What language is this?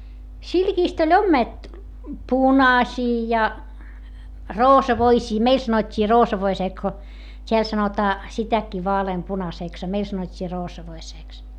Finnish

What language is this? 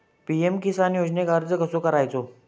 Marathi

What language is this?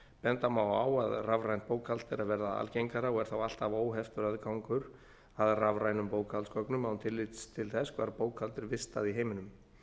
Icelandic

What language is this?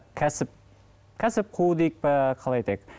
Kazakh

